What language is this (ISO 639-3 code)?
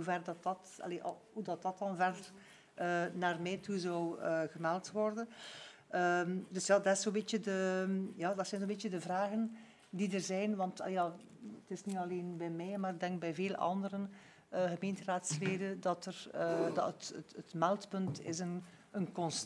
nld